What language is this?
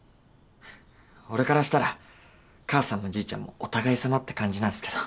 Japanese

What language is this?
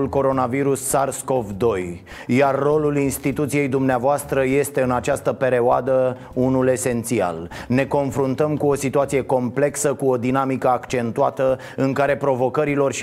Romanian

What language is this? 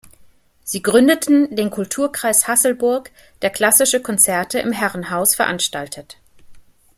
German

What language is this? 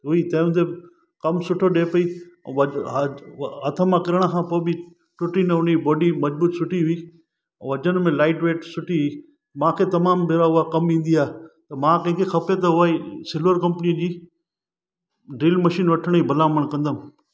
Sindhi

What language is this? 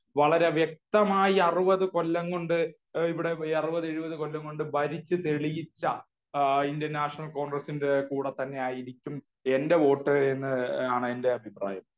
Malayalam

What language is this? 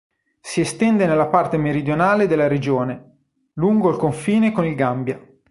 Italian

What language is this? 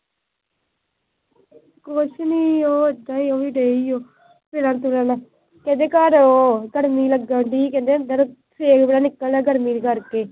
Punjabi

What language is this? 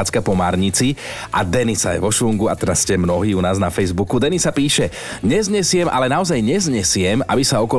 Slovak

